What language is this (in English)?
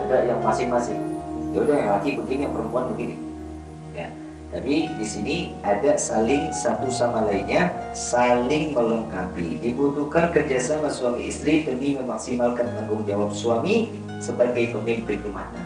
Indonesian